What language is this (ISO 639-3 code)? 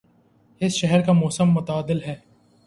urd